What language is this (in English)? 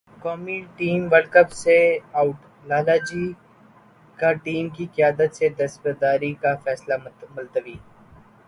Urdu